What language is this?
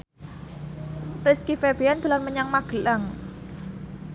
Javanese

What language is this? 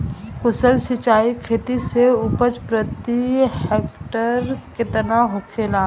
Bhojpuri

